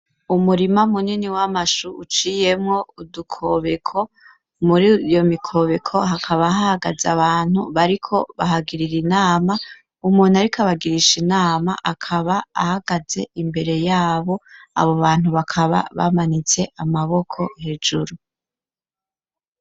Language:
Rundi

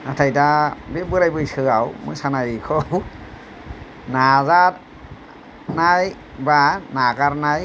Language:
Bodo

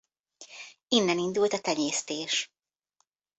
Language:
Hungarian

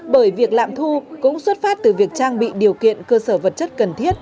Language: Vietnamese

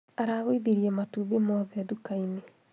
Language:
Kikuyu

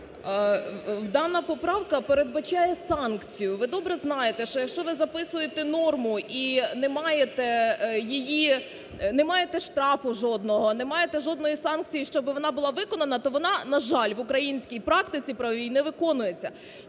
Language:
Ukrainian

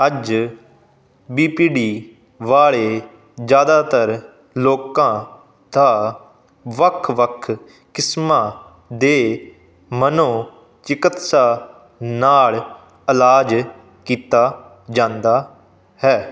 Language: Punjabi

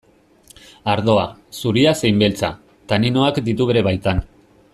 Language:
Basque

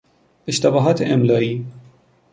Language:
Persian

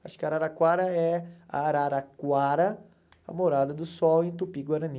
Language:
Portuguese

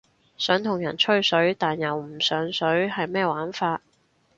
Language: Cantonese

